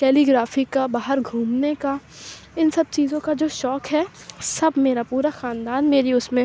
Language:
Urdu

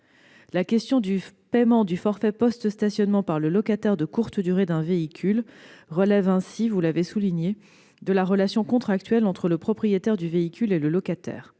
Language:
French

